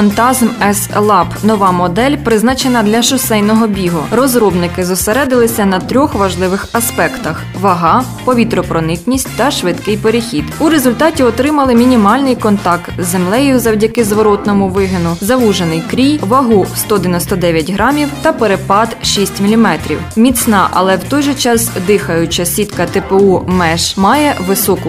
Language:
Ukrainian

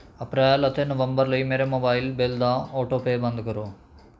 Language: Punjabi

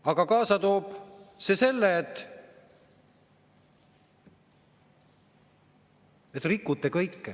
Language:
Estonian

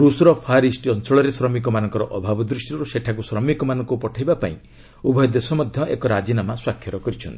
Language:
Odia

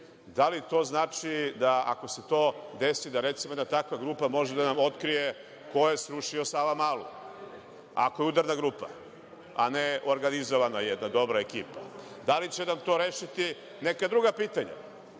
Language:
Serbian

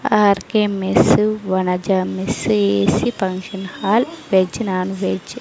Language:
Telugu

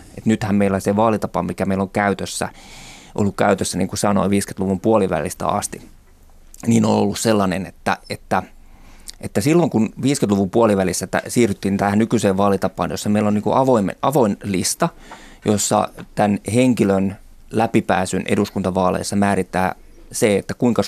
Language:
Finnish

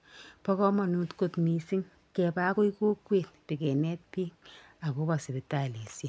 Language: Kalenjin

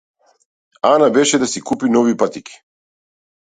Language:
Macedonian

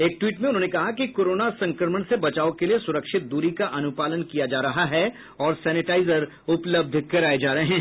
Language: Hindi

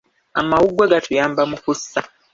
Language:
Ganda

